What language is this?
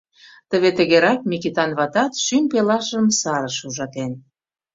Mari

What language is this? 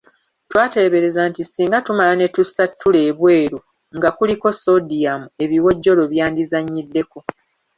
Ganda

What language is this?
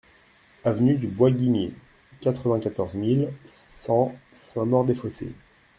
French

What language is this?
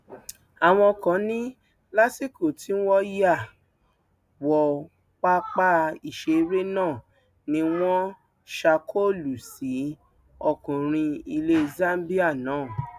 Yoruba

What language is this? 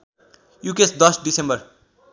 Nepali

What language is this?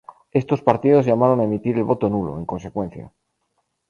Spanish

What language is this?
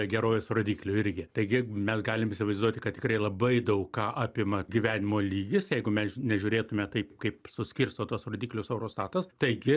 Lithuanian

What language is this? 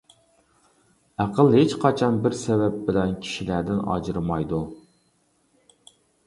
Uyghur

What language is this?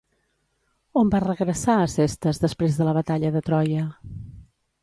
Catalan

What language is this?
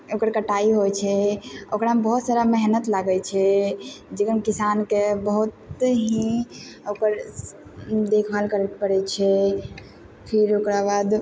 Maithili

